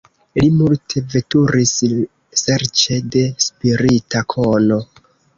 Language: Esperanto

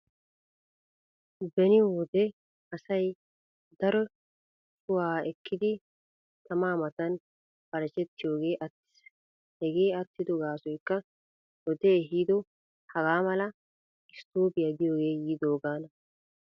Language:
Wolaytta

